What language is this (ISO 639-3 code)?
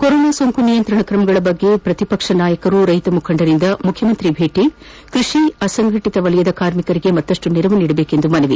kan